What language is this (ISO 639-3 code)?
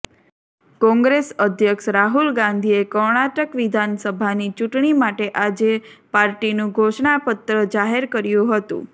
guj